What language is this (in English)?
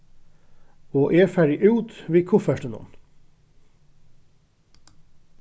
Faroese